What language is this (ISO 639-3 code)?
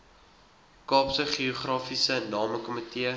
afr